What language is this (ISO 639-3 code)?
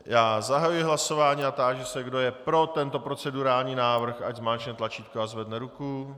ces